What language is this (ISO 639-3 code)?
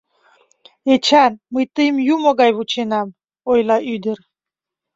chm